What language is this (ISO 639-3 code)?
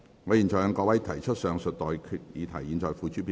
yue